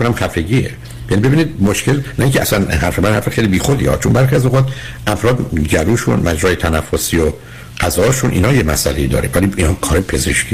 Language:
Persian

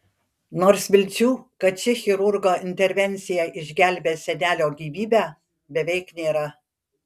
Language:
Lithuanian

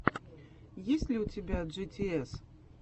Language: Russian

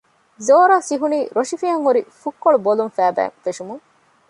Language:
Divehi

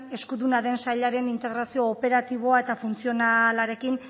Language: Basque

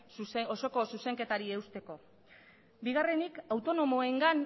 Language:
Basque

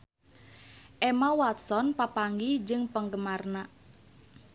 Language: Sundanese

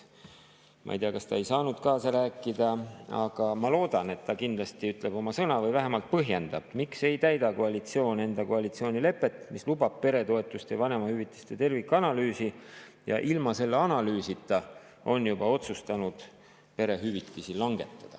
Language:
Estonian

